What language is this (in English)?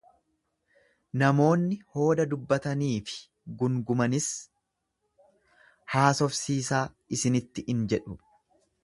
Oromo